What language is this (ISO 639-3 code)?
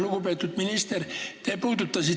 est